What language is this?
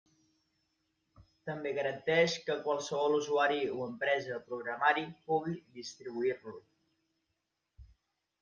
Catalan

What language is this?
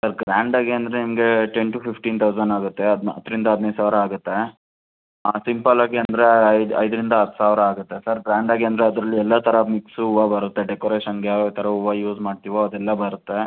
Kannada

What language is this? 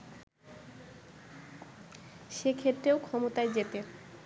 Bangla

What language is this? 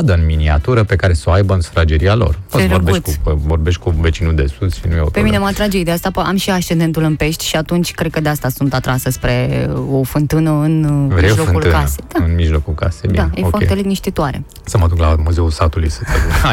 Romanian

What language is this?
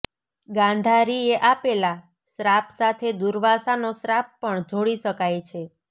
Gujarati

